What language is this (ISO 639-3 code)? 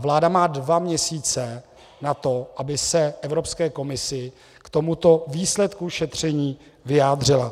ces